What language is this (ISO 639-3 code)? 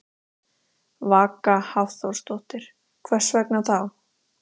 isl